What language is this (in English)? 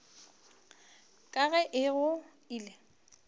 Northern Sotho